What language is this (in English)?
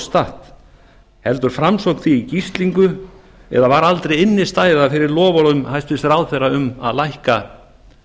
Icelandic